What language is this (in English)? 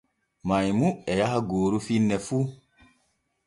Borgu Fulfulde